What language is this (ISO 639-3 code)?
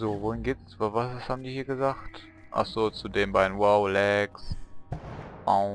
deu